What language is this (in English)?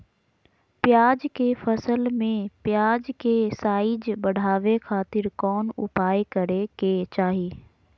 Magahi